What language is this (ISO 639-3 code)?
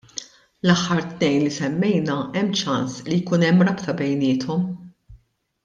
mlt